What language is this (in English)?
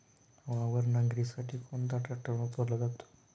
Marathi